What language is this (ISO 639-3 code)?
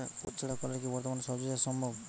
ben